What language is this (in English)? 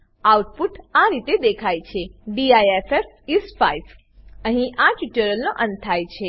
Gujarati